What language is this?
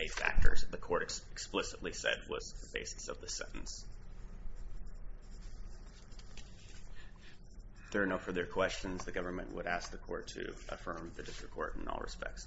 English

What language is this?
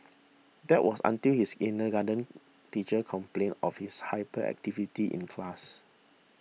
English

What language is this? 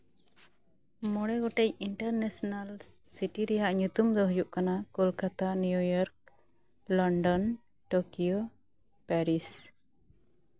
Santali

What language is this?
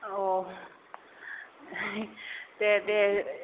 Bodo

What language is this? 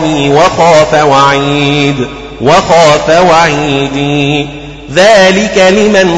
Arabic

